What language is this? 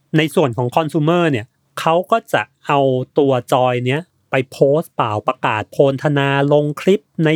Thai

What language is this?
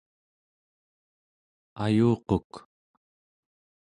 Central Yupik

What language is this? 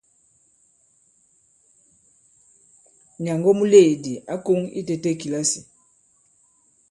Bankon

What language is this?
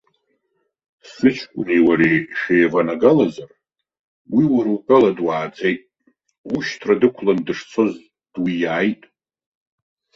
Abkhazian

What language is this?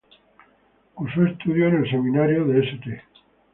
Spanish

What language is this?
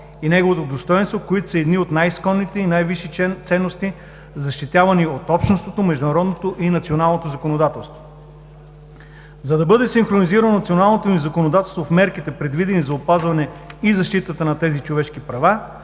Bulgarian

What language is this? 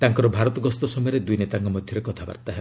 Odia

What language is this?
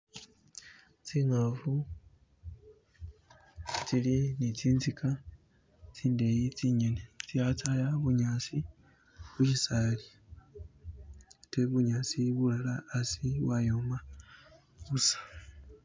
Masaaba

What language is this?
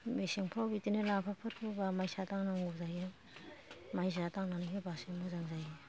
Bodo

